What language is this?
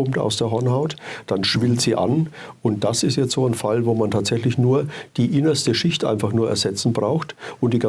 German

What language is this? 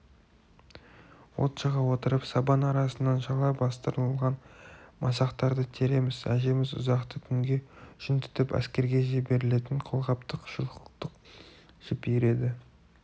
Kazakh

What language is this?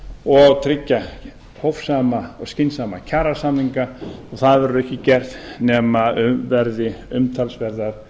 Icelandic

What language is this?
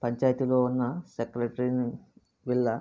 Telugu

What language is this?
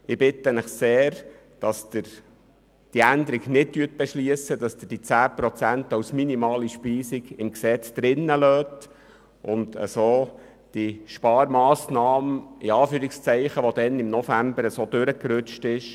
Swiss German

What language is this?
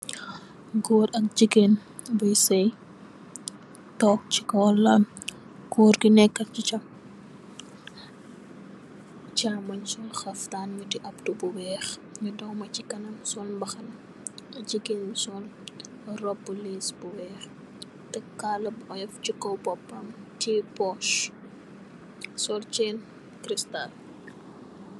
Wolof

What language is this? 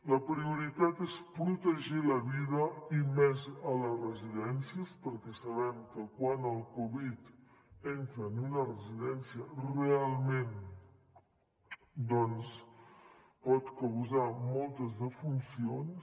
Catalan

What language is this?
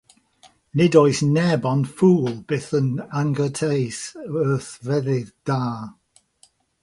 Welsh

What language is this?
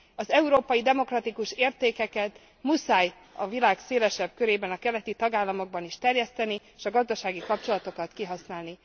Hungarian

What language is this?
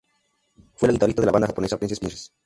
Spanish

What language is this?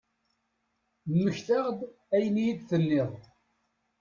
Kabyle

